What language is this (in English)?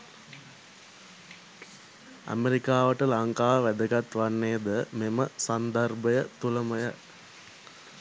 Sinhala